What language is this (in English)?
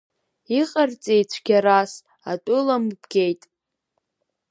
Abkhazian